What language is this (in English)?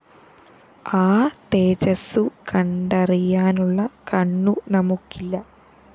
Malayalam